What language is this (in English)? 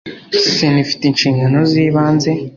Kinyarwanda